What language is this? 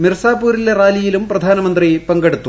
Malayalam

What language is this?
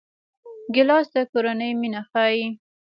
Pashto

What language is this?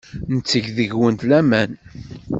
Kabyle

